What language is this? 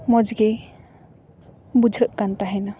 Santali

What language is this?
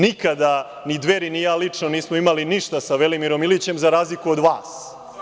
Serbian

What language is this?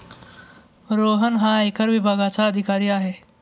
Marathi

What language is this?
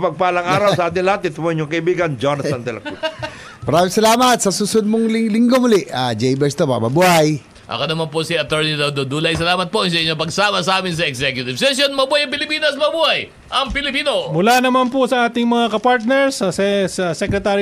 Filipino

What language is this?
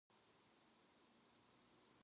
Korean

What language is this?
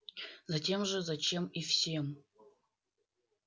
Russian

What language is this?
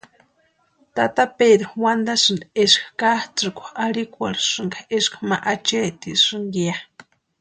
Western Highland Purepecha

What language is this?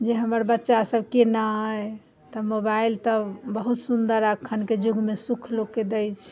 Maithili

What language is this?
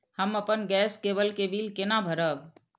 Maithili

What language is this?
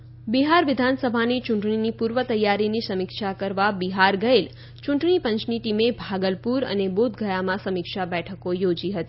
Gujarati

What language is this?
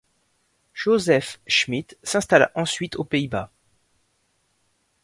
French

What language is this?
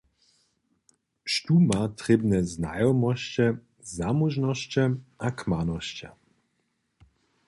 Upper Sorbian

